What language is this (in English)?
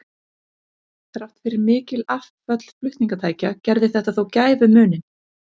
Icelandic